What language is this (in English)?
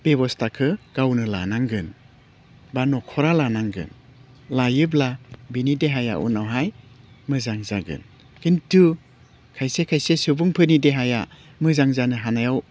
Bodo